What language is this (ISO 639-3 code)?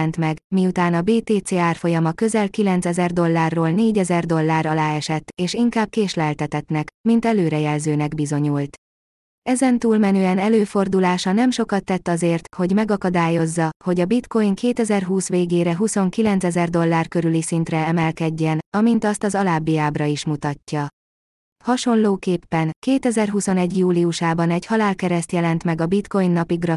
hun